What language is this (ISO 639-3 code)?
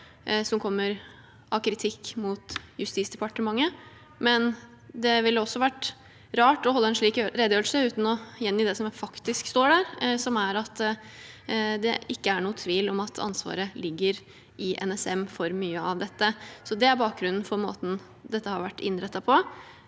nor